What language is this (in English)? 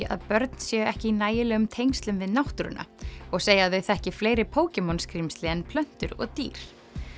Icelandic